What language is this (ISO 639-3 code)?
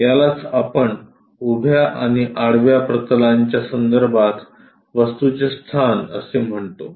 mar